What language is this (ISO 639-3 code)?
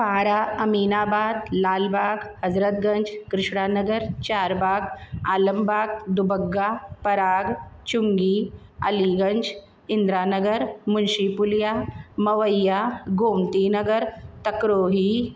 snd